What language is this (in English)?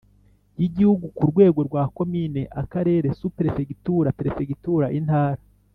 Kinyarwanda